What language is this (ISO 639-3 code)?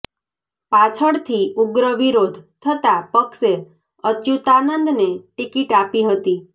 guj